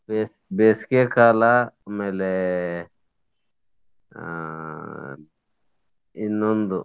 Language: Kannada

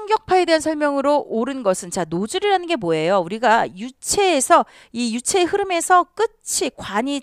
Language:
Korean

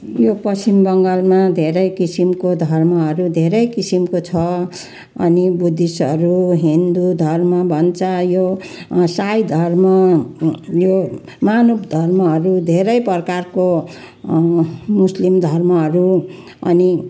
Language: Nepali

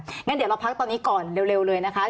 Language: Thai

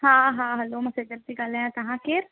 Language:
Sindhi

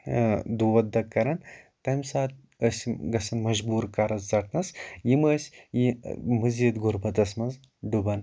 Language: Kashmiri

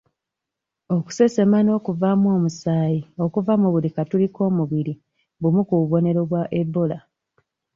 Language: Ganda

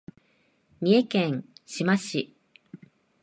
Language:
Japanese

